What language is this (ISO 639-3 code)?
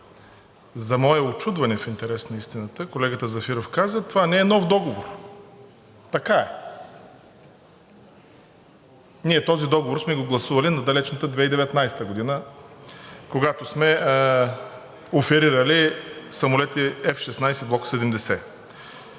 bul